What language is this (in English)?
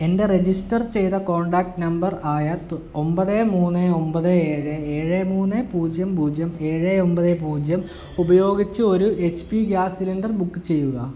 Malayalam